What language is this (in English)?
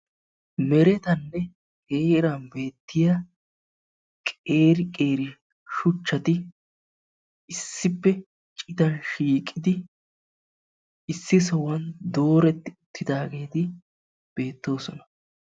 Wolaytta